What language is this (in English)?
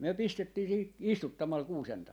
Finnish